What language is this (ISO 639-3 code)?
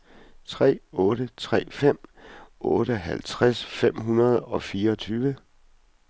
dan